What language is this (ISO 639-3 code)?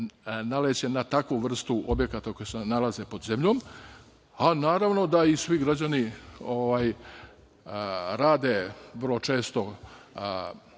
srp